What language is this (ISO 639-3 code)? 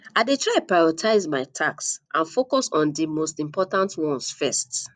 pcm